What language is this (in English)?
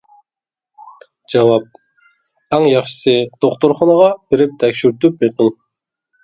Uyghur